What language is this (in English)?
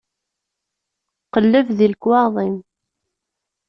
Kabyle